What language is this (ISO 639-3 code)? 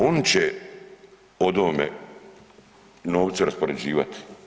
hrv